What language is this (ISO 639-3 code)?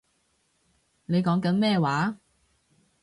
yue